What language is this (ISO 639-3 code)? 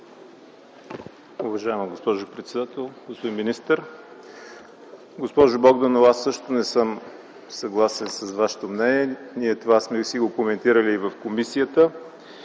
bul